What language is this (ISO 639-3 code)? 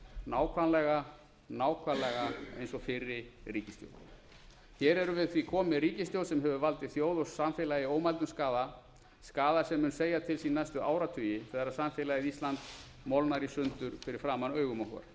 isl